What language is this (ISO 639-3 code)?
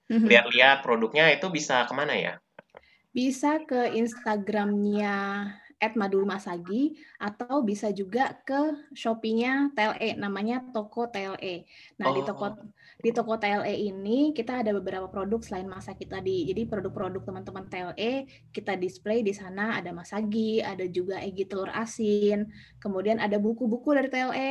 ind